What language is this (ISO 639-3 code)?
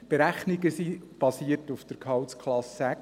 gsw